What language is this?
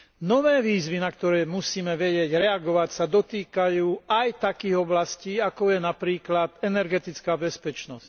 Slovak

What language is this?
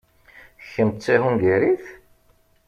Kabyle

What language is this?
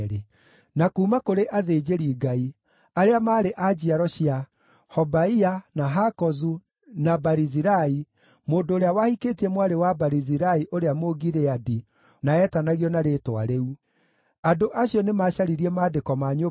Kikuyu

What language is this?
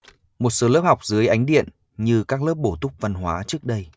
Vietnamese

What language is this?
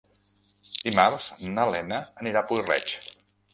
Catalan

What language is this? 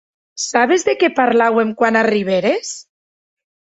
Occitan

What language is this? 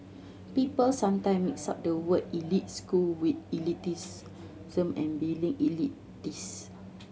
English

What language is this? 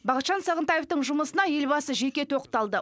Kazakh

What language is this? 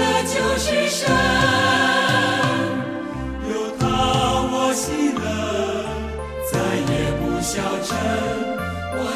Chinese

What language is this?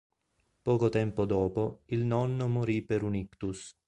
Italian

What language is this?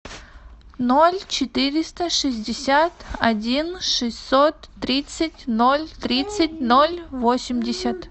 Russian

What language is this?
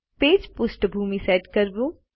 Gujarati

